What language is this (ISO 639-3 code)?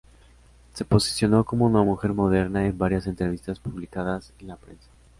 spa